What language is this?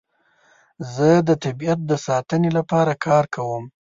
Pashto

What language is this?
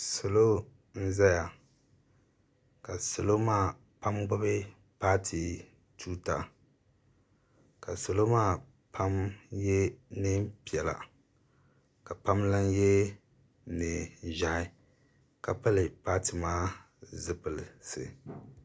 Dagbani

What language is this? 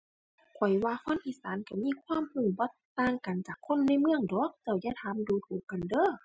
Thai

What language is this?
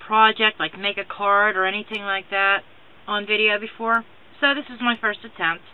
English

